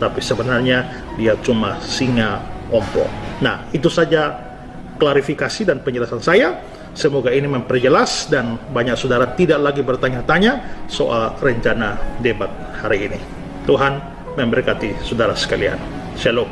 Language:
Indonesian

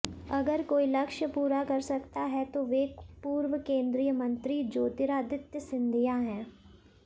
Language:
Hindi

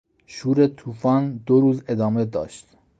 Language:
Persian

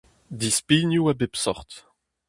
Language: Breton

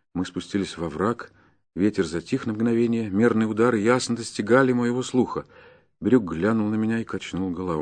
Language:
Russian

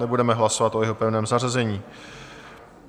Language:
Czech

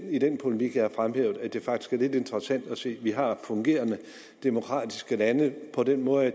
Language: Danish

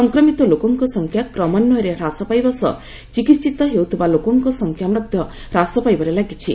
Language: Odia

